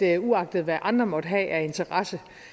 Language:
Danish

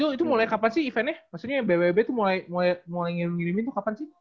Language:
Indonesian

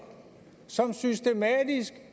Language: Danish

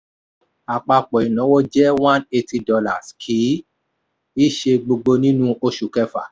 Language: Yoruba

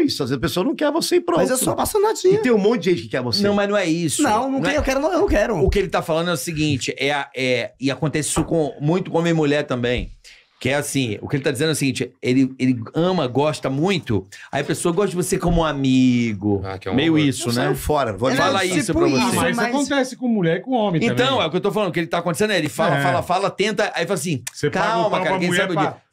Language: Portuguese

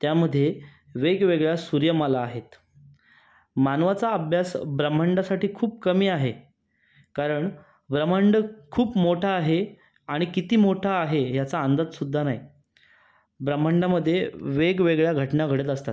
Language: Marathi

